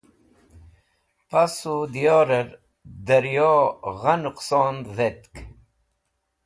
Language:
Wakhi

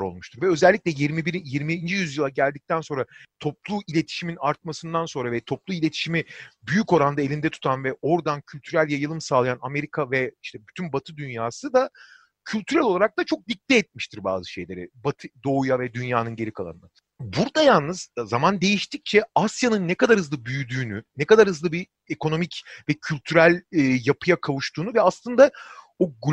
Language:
Turkish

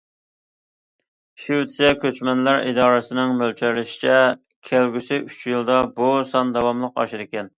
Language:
Uyghur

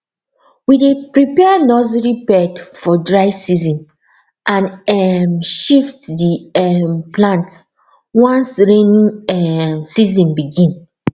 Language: Nigerian Pidgin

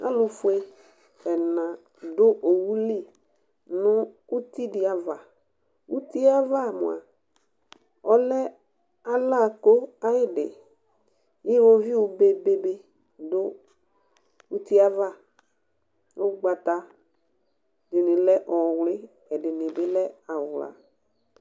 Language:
Ikposo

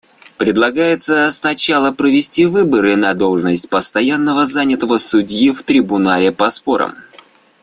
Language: Russian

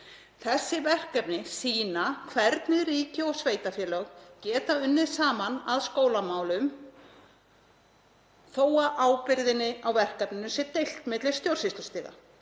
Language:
Icelandic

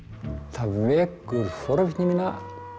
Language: Icelandic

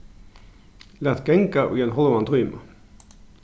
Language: Faroese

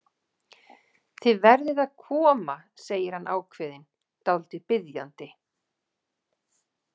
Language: Icelandic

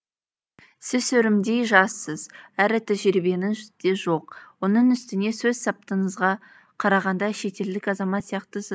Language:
Kazakh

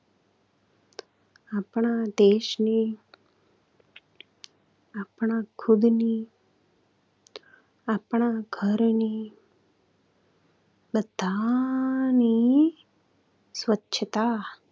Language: Gujarati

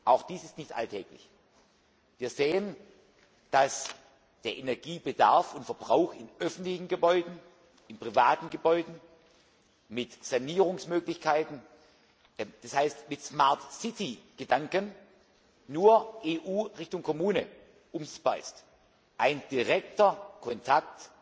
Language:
German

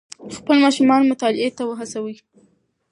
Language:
Pashto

